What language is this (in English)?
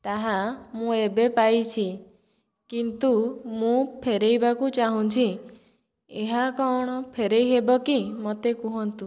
Odia